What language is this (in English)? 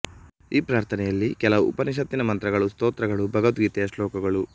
Kannada